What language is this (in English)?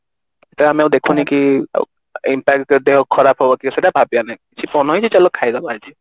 Odia